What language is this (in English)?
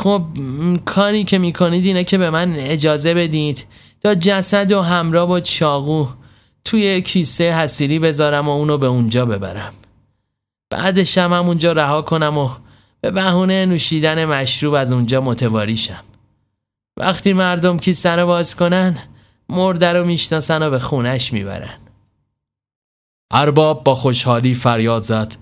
Persian